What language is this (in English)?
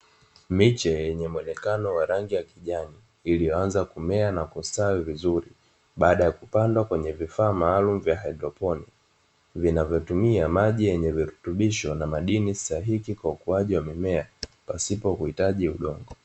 Swahili